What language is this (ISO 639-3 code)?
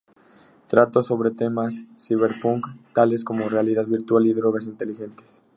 spa